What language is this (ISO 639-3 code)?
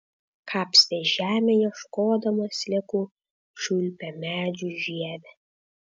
lit